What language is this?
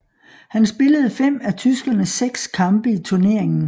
Danish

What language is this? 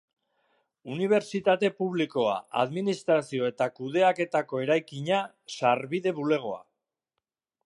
Basque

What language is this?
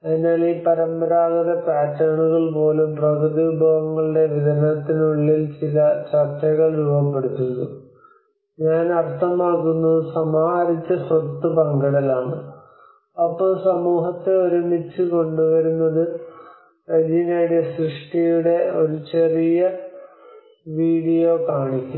Malayalam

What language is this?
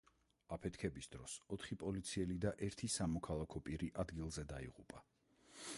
Georgian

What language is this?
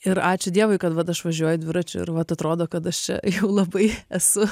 Lithuanian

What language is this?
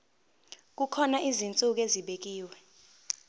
Zulu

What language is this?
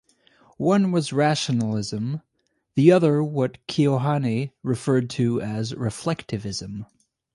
English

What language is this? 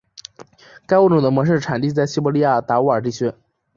Chinese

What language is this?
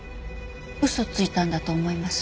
Japanese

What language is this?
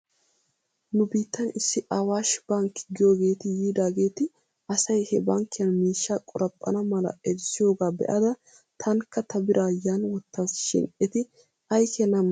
Wolaytta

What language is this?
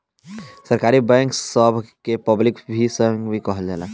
Bhojpuri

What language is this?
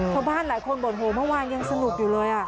Thai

